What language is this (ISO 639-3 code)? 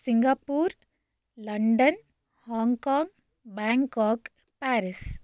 san